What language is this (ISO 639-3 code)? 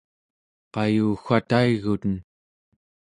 esu